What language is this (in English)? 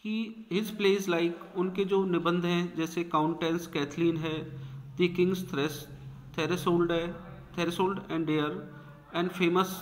Hindi